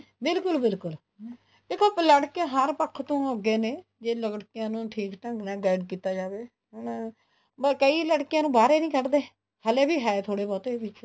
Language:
Punjabi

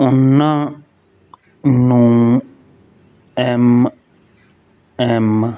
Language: Punjabi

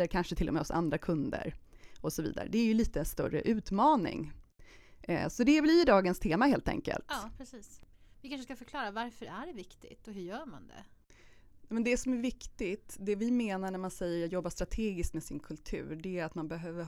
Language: Swedish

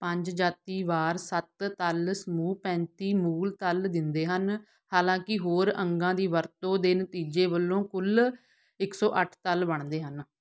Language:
Punjabi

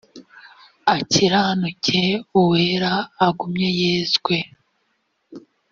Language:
Kinyarwanda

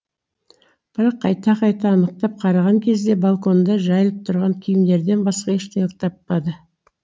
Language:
Kazakh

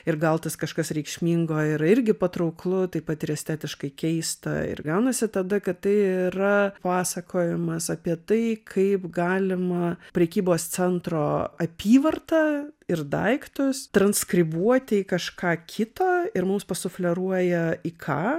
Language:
Lithuanian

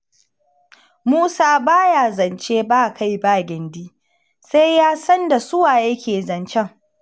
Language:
Hausa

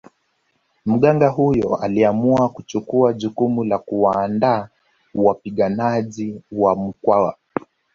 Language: Swahili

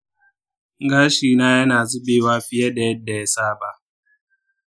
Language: Hausa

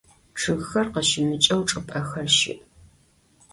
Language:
Adyghe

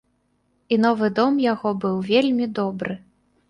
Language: Belarusian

